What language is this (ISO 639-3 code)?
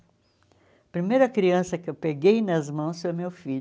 por